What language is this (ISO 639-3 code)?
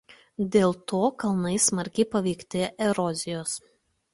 lit